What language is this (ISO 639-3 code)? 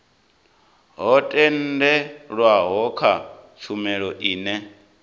ven